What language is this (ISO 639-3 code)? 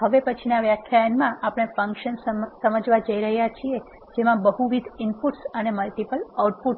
guj